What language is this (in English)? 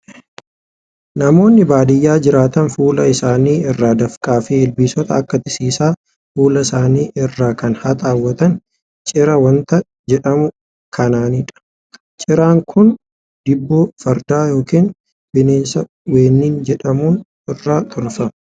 Oromo